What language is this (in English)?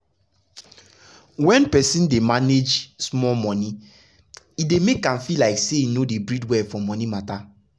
Nigerian Pidgin